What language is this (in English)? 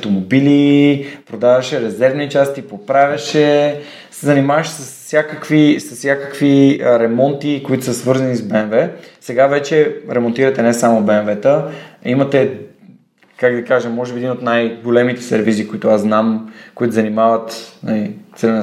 Bulgarian